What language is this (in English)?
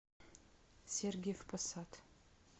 Russian